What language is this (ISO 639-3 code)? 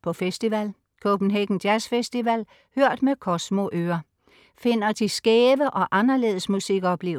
dan